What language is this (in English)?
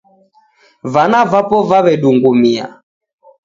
Taita